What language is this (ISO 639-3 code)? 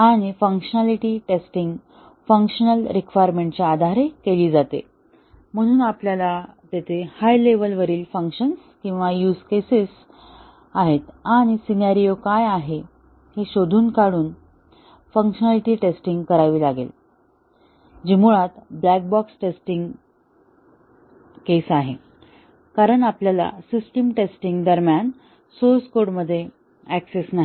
mar